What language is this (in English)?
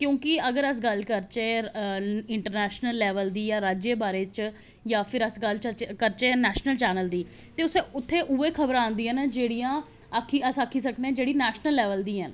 Dogri